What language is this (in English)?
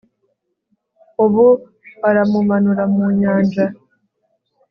Kinyarwanda